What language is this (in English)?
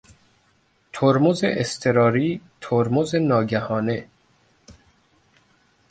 Persian